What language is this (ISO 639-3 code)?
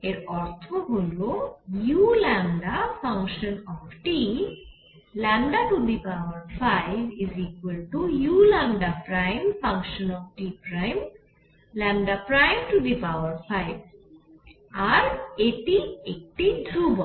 ben